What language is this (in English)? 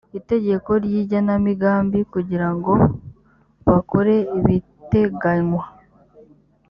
Kinyarwanda